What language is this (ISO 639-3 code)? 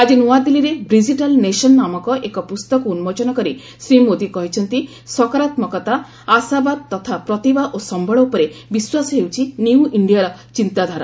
ori